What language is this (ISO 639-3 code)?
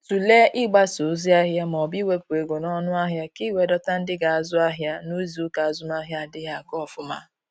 ibo